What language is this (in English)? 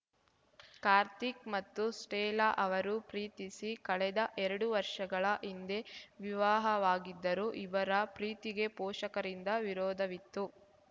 Kannada